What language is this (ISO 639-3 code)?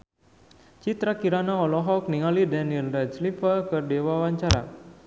sun